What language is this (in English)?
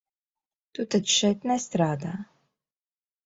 Latvian